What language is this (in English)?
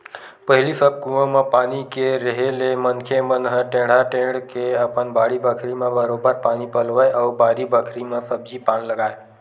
Chhattisgarhi